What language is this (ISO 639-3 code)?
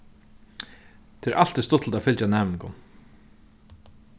fao